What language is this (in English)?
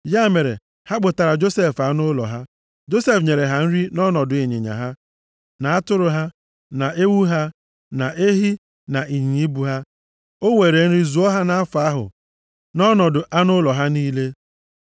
Igbo